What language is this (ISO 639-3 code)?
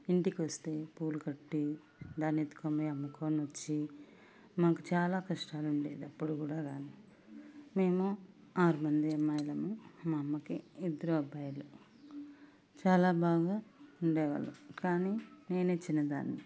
tel